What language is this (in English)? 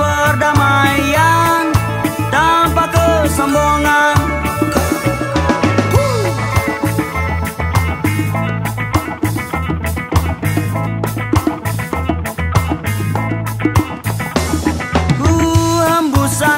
Greek